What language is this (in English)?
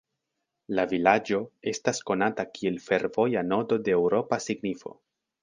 Esperanto